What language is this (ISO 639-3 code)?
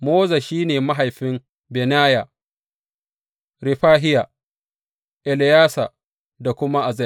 hau